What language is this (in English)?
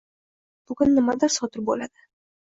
Uzbek